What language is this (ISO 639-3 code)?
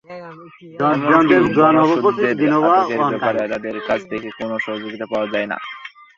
ben